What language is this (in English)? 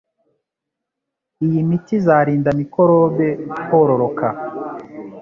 Kinyarwanda